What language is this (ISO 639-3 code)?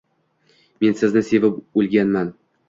uzb